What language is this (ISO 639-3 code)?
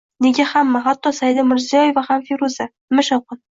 uzb